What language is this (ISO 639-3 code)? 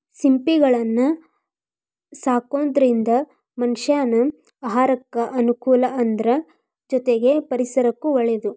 kan